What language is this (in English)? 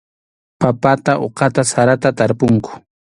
Arequipa-La Unión Quechua